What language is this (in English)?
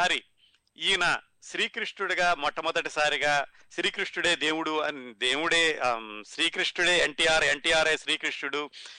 Telugu